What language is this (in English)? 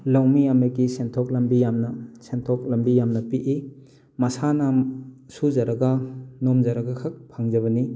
Manipuri